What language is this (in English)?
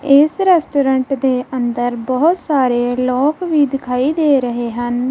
Punjabi